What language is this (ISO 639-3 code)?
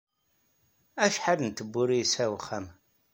kab